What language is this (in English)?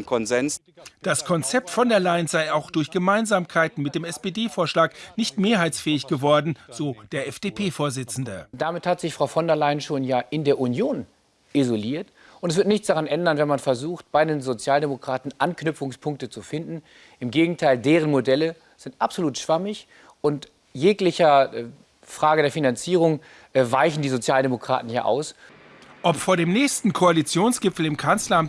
German